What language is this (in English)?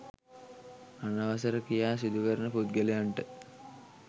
Sinhala